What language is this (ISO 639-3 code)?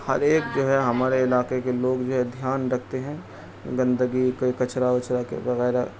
urd